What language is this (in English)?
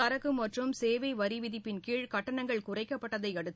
Tamil